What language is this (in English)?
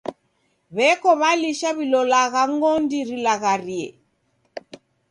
Taita